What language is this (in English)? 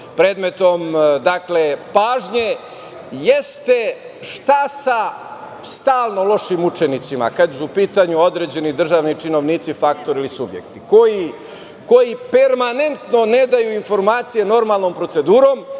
Serbian